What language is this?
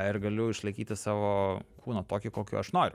Lithuanian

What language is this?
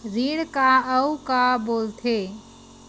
Chhattisgarhi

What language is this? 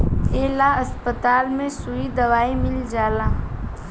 Bhojpuri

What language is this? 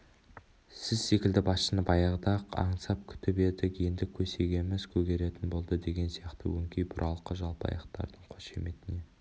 Kazakh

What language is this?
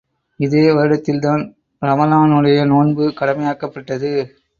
Tamil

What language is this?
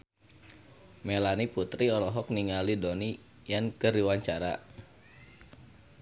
Sundanese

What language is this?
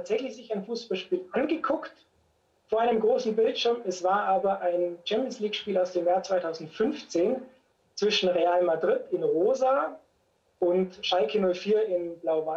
German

